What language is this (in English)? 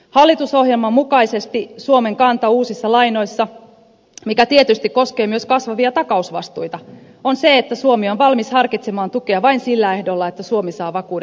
Finnish